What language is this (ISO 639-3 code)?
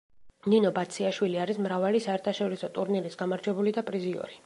kat